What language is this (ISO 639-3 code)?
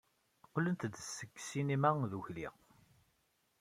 kab